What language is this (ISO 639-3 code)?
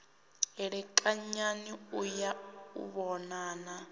ven